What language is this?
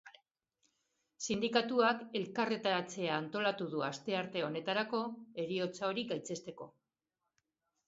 Basque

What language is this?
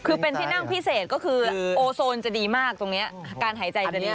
Thai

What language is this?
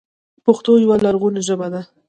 Pashto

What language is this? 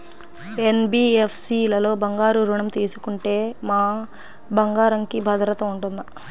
Telugu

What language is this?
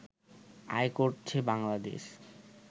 Bangla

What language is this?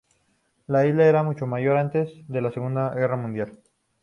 Spanish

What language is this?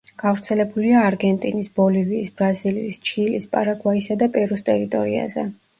Georgian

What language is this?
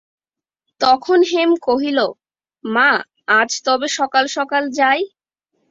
Bangla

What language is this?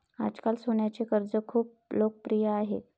Marathi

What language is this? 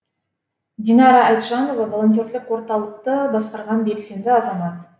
Kazakh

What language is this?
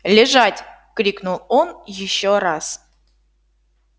Russian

